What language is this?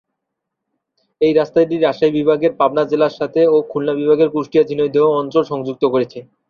Bangla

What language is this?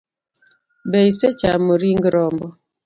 Luo (Kenya and Tanzania)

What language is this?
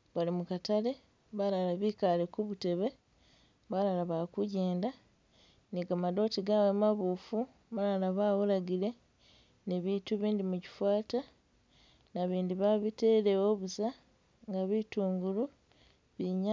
Masaaba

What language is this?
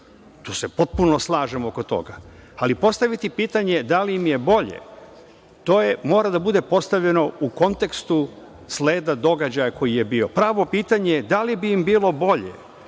Serbian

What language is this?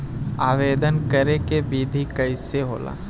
Bhojpuri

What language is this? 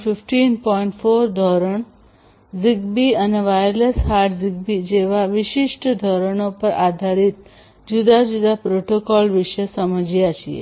Gujarati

